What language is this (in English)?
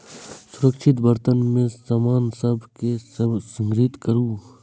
Maithili